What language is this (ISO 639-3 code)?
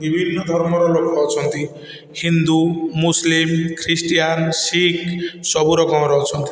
ori